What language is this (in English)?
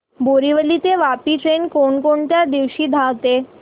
Marathi